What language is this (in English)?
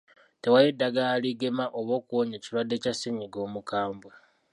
Ganda